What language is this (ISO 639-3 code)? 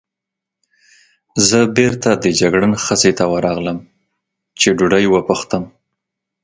pus